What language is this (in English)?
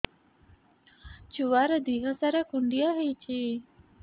Odia